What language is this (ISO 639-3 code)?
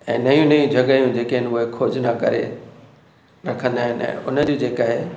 snd